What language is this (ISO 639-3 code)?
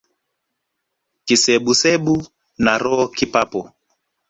swa